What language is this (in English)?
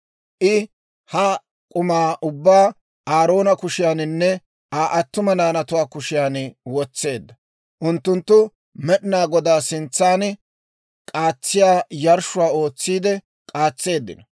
Dawro